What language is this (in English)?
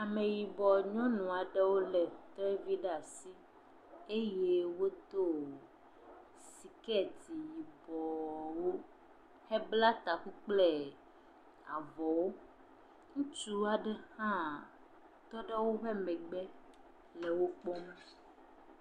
Ewe